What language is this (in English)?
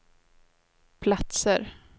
Swedish